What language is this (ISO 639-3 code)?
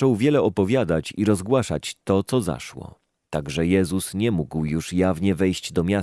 pol